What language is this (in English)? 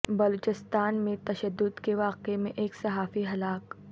Urdu